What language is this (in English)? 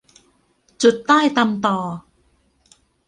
Thai